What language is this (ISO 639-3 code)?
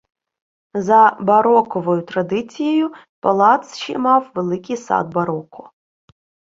ukr